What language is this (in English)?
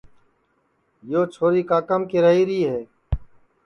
Sansi